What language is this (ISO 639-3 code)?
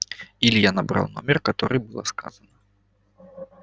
rus